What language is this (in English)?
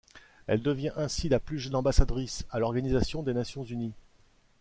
French